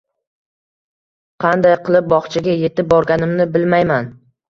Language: Uzbek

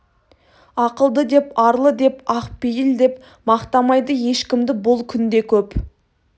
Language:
Kazakh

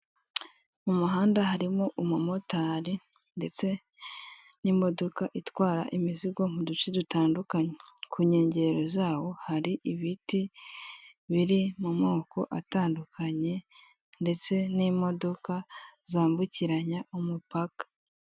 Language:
Kinyarwanda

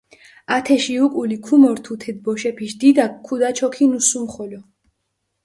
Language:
Mingrelian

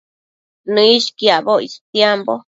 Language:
Matsés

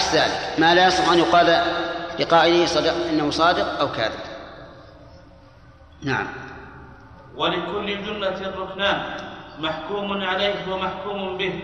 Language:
Arabic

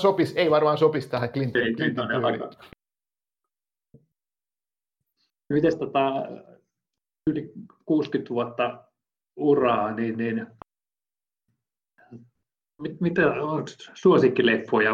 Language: Finnish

